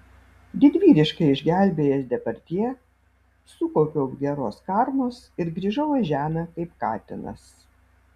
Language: Lithuanian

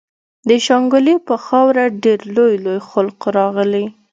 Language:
Pashto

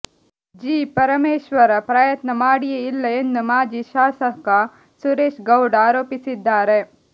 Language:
Kannada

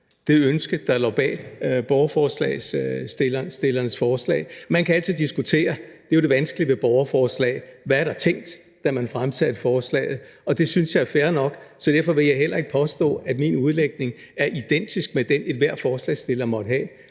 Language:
Danish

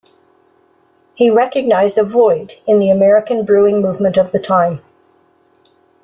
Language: English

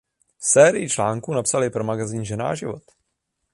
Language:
Czech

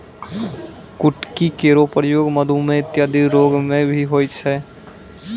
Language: Maithili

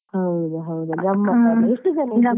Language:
Kannada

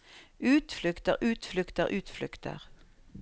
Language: Norwegian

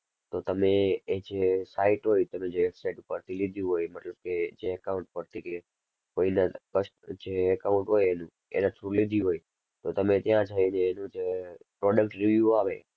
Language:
Gujarati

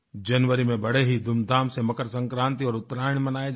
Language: Hindi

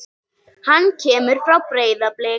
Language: Icelandic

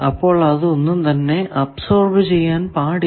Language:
Malayalam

